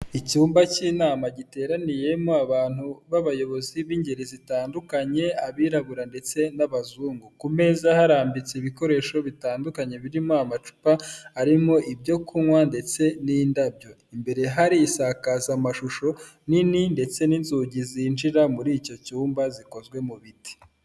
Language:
Kinyarwanda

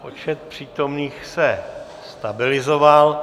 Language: Czech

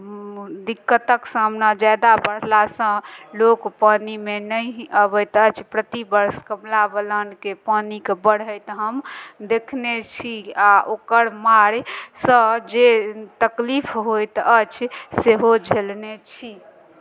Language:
Maithili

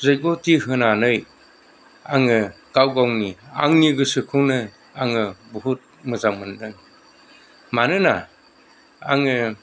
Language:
Bodo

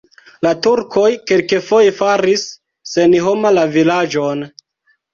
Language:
Esperanto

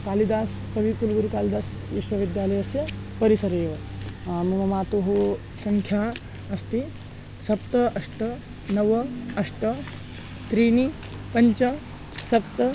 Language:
Sanskrit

